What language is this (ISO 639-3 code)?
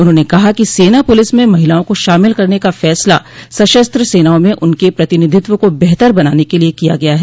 hin